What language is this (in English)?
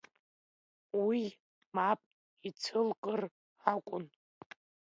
Abkhazian